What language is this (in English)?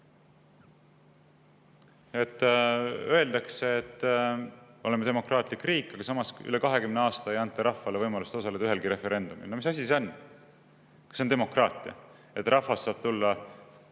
Estonian